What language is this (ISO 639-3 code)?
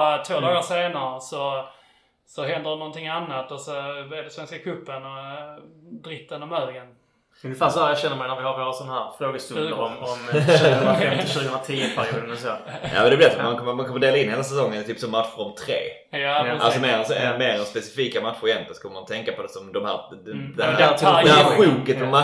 swe